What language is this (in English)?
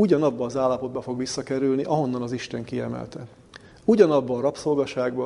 Hungarian